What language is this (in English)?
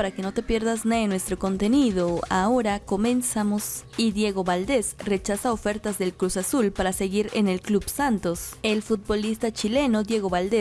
Spanish